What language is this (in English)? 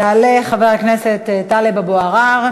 Hebrew